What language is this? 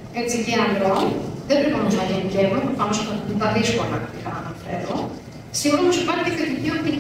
Greek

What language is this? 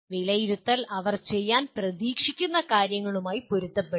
Malayalam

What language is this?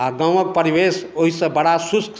Maithili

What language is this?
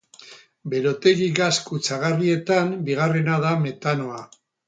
Basque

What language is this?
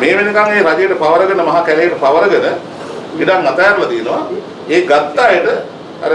Sinhala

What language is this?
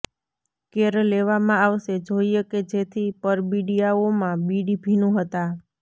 Gujarati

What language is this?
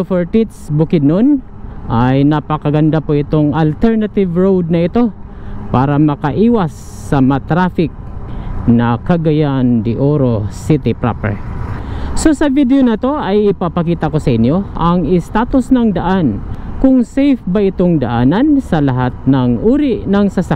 Filipino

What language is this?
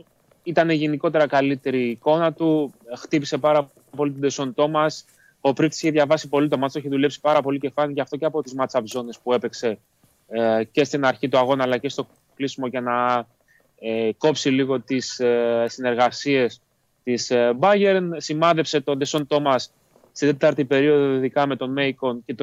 Greek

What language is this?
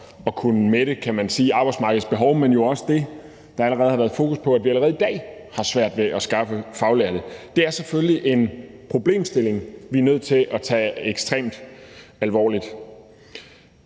Danish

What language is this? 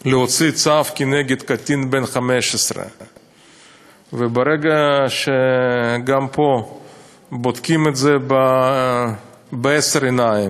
Hebrew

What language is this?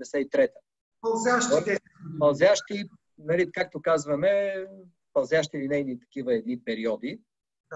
Bulgarian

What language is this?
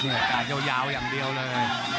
Thai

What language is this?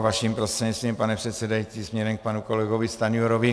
Czech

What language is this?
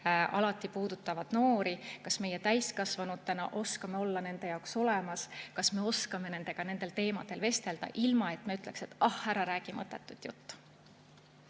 Estonian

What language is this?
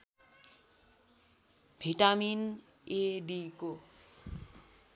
Nepali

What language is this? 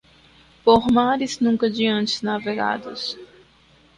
Portuguese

